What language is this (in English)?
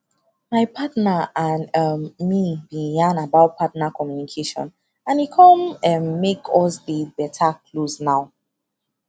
Nigerian Pidgin